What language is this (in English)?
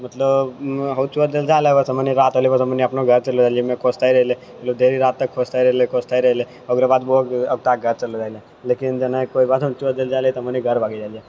Maithili